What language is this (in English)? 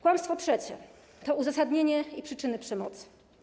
Polish